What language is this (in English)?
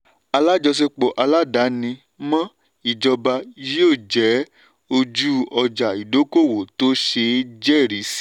Yoruba